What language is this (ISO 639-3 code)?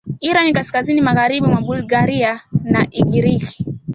swa